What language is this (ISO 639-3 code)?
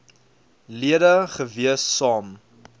afr